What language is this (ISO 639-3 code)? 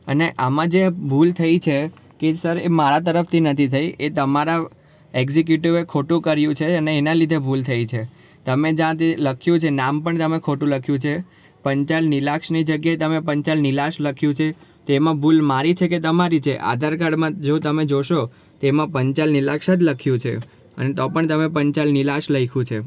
guj